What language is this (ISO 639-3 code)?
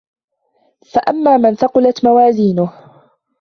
ara